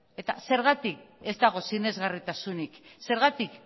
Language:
Basque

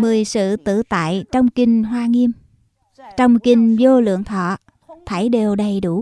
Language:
Vietnamese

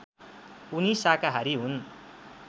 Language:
Nepali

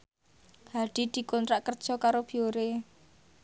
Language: Javanese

